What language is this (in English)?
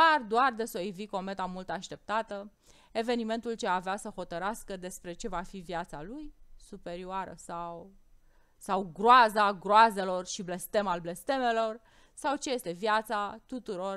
Romanian